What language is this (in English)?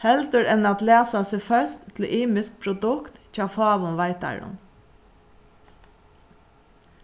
Faroese